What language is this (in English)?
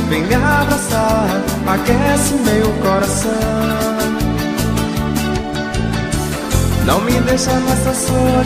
Portuguese